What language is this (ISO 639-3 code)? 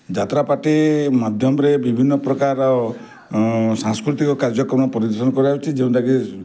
ori